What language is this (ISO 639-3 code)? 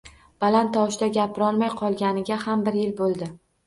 uzb